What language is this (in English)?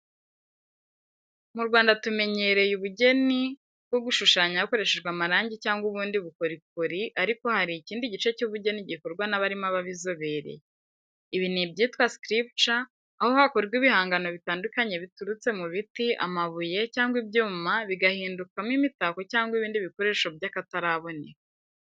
Kinyarwanda